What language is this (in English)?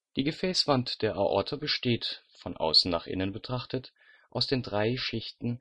German